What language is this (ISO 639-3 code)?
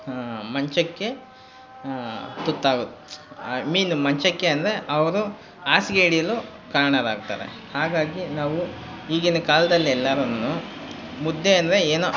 kan